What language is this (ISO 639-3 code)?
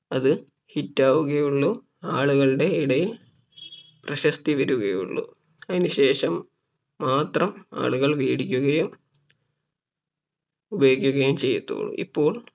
mal